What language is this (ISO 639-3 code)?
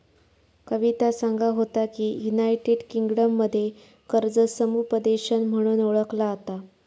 mar